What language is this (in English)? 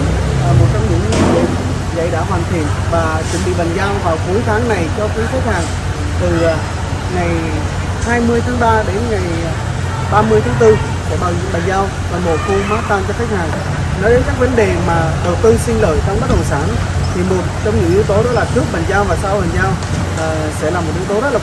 Vietnamese